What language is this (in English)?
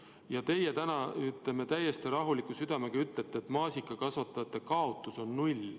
Estonian